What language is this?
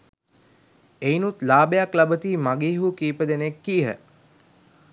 Sinhala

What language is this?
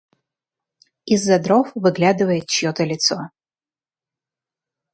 Russian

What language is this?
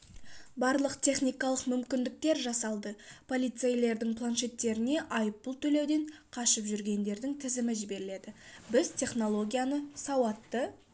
Kazakh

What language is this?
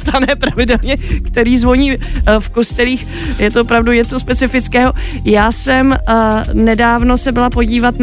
Czech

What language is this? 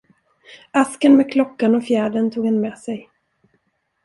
Swedish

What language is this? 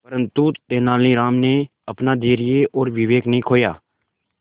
Hindi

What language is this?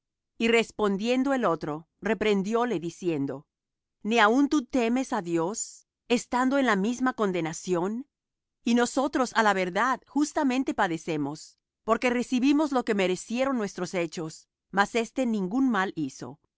Spanish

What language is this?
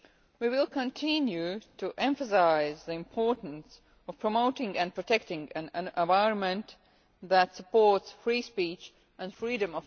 English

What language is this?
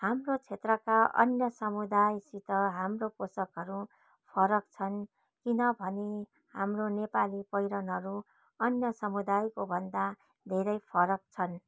Nepali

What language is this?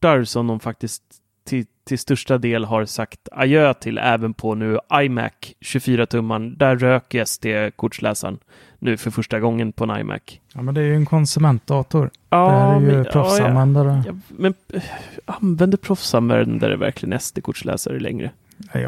Swedish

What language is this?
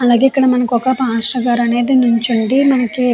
Telugu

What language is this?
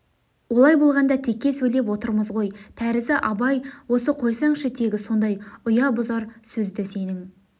Kazakh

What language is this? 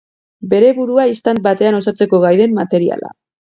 Basque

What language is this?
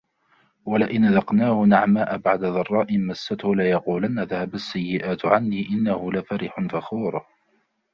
Arabic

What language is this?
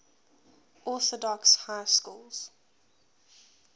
English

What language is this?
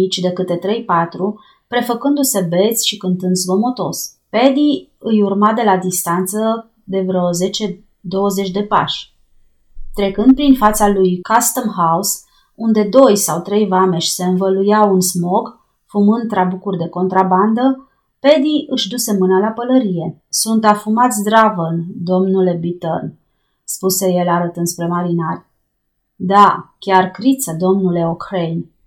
Romanian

